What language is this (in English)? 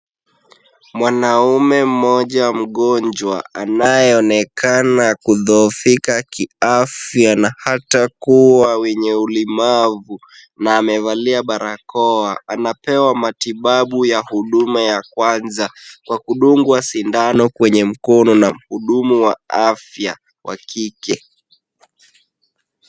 Swahili